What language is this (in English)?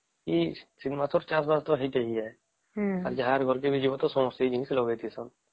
Odia